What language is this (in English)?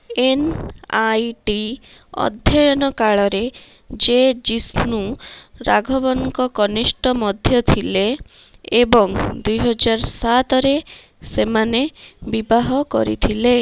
Odia